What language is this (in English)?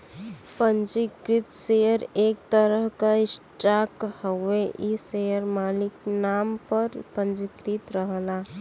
Bhojpuri